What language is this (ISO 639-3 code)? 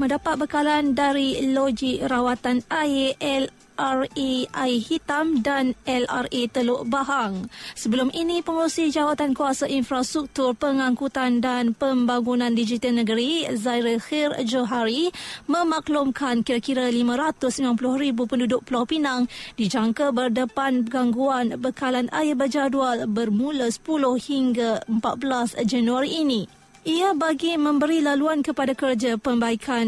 msa